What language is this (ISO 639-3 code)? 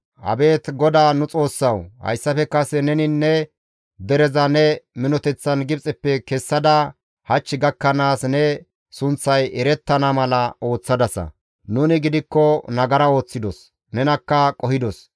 gmv